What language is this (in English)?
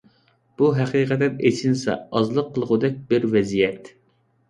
Uyghur